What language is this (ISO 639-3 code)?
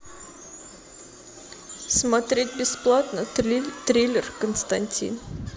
rus